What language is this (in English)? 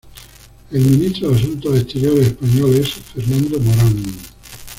Spanish